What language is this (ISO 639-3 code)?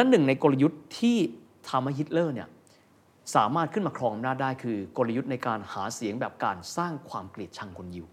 tha